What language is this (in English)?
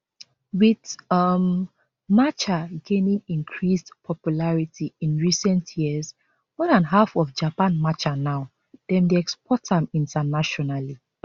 Nigerian Pidgin